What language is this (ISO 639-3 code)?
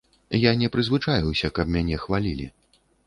bel